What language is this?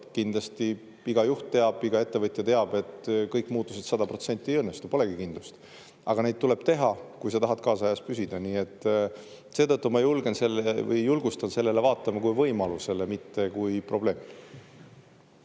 Estonian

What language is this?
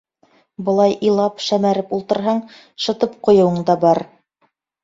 Bashkir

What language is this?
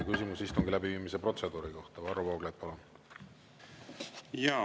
Estonian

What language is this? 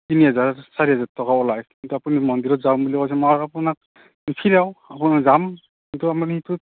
Assamese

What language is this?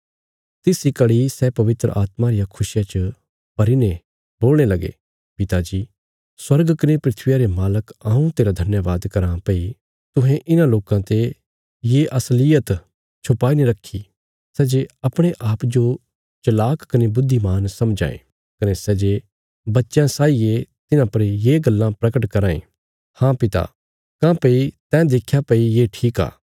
Bilaspuri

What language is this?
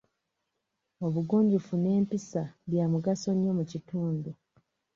Ganda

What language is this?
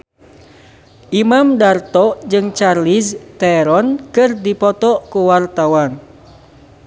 Sundanese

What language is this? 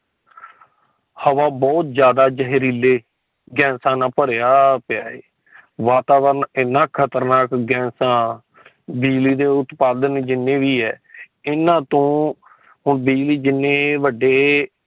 Punjabi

